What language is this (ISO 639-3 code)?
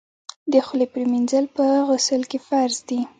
pus